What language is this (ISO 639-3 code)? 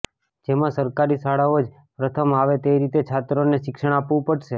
guj